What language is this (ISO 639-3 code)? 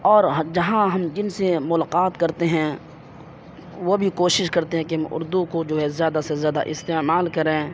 urd